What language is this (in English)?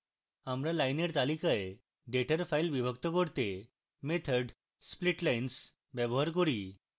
Bangla